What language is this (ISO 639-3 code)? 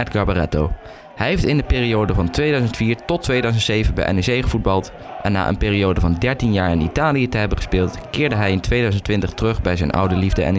nld